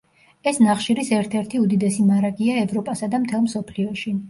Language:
Georgian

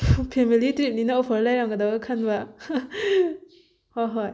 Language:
Manipuri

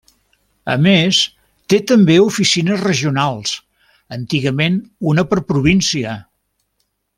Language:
Catalan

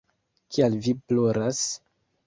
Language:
Esperanto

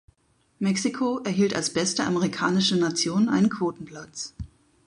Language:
German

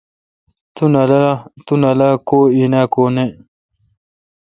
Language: Kalkoti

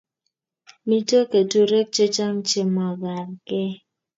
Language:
Kalenjin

